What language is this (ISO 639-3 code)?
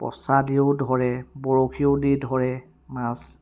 asm